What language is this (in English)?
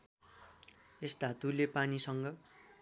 Nepali